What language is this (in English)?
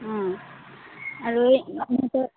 Assamese